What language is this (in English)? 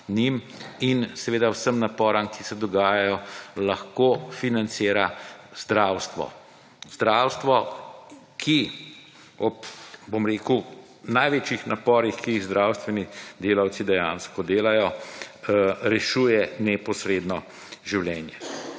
Slovenian